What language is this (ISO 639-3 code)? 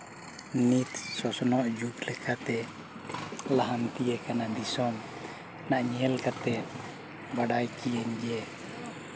sat